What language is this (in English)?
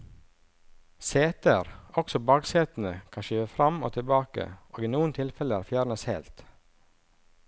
Norwegian